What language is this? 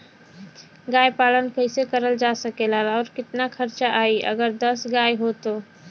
Bhojpuri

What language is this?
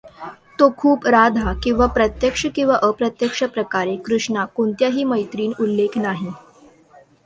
Marathi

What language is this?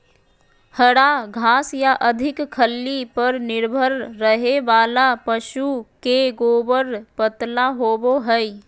Magahi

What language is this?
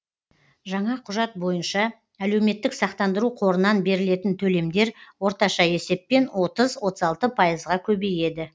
Kazakh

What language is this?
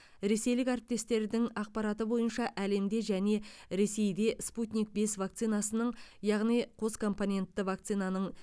Kazakh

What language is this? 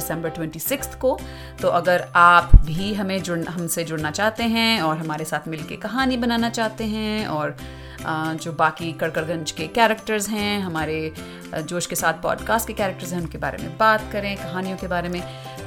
Hindi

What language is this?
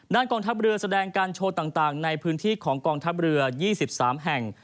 Thai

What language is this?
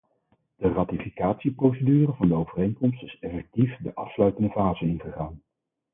Dutch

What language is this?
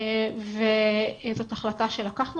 Hebrew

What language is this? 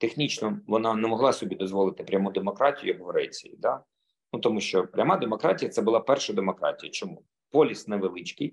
Ukrainian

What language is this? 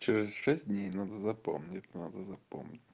Russian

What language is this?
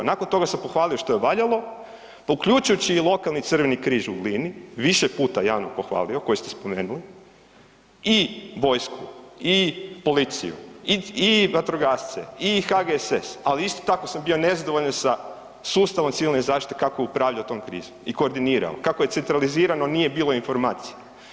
Croatian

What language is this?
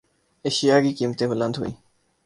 Urdu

